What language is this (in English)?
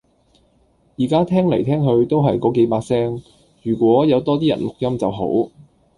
Cantonese